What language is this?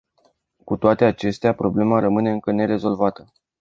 Romanian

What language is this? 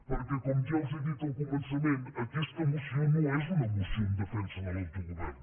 Catalan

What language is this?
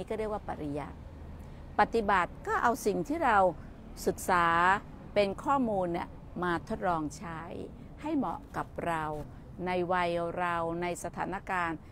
Thai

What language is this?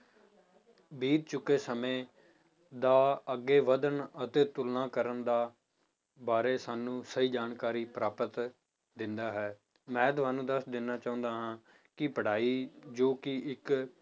Punjabi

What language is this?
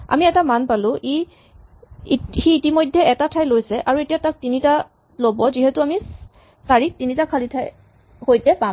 Assamese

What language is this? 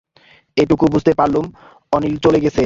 Bangla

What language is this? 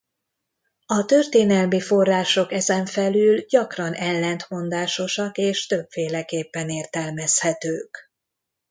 Hungarian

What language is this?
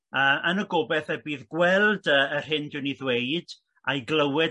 Welsh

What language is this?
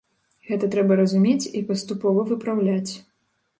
Belarusian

